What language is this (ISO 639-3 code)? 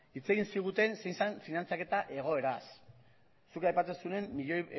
eus